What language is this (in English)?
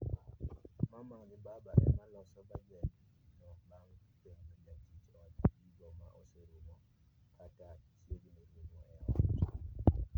Luo (Kenya and Tanzania)